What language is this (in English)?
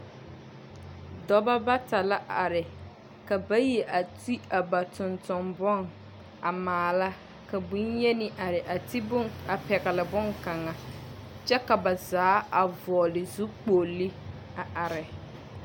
Southern Dagaare